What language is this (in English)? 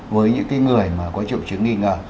Vietnamese